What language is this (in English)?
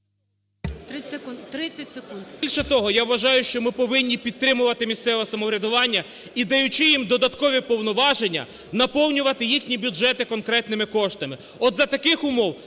Ukrainian